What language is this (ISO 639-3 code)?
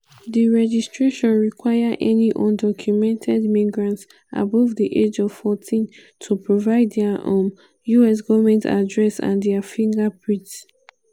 pcm